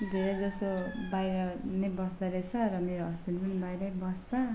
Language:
Nepali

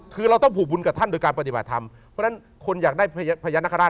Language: Thai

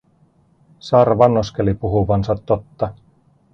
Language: Finnish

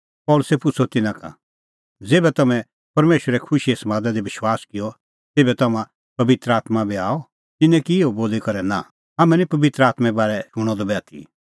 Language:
Kullu Pahari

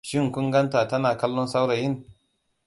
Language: Hausa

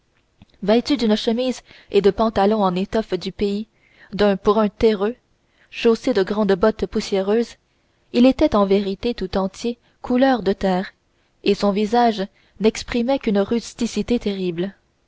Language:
French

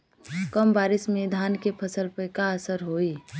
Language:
Bhojpuri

